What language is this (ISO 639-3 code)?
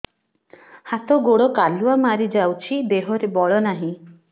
ori